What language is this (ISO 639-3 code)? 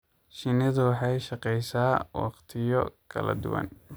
som